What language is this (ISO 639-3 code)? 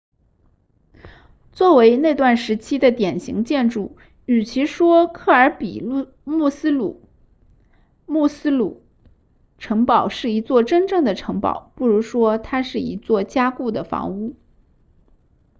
zho